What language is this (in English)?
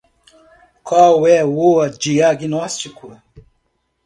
Portuguese